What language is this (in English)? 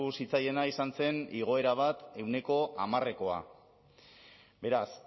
Basque